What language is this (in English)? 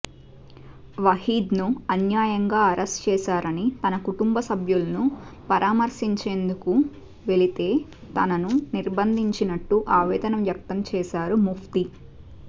Telugu